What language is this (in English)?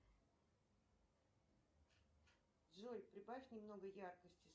Russian